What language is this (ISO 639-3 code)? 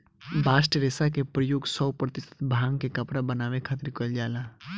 bho